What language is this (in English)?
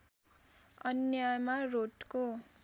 Nepali